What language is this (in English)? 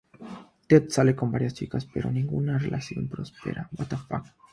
Spanish